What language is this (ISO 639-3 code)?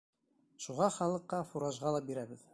bak